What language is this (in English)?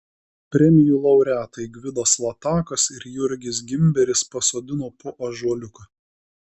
Lithuanian